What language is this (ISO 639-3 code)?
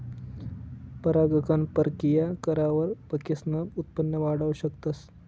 mar